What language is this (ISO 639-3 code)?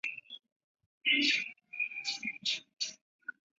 zho